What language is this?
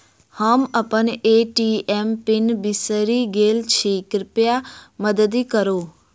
Maithili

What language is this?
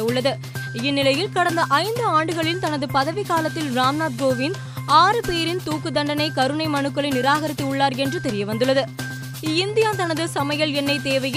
Tamil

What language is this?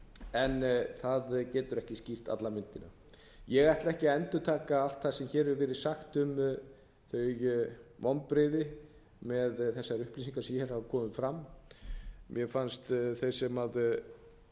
Icelandic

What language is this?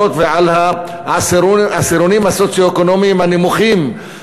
Hebrew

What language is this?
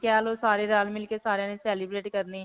Punjabi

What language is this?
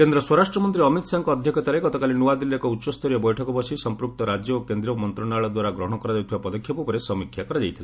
Odia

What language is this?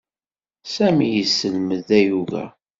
Kabyle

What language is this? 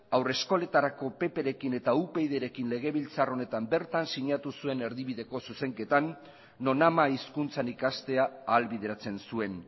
Basque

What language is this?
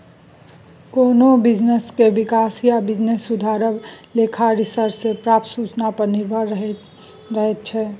Maithili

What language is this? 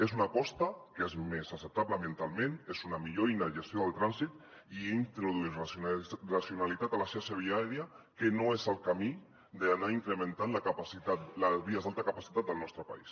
Catalan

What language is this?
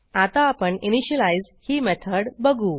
Marathi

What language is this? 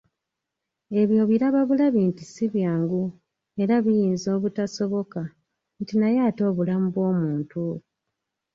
Ganda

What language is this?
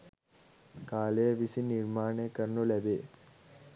Sinhala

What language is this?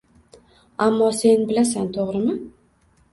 Uzbek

